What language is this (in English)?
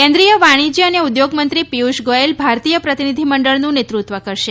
Gujarati